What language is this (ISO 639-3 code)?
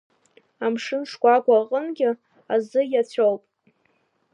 abk